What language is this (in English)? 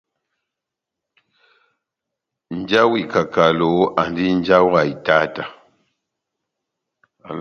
Batanga